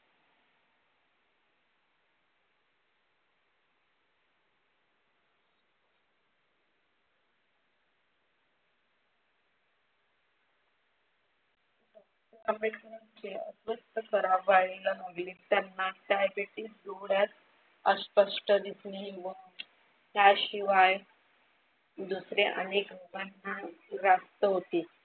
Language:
Marathi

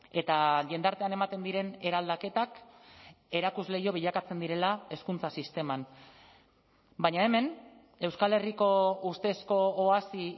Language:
Basque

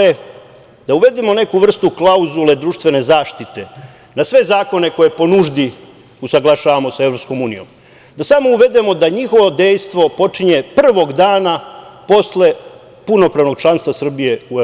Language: Serbian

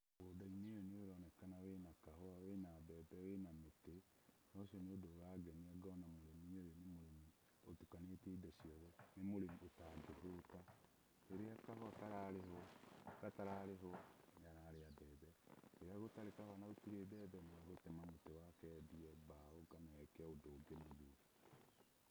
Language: Kikuyu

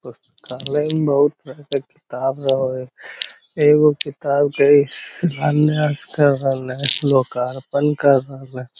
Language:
Magahi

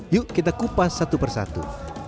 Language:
Indonesian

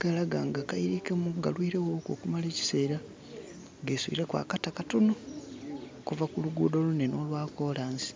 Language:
Soga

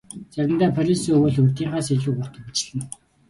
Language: Mongolian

